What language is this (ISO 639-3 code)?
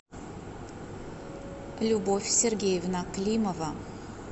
rus